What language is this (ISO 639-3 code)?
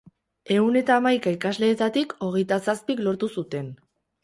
eus